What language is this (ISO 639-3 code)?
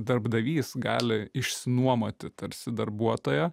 lit